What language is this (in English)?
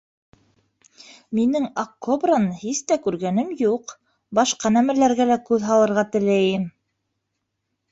Bashkir